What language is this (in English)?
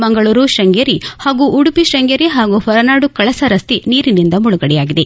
Kannada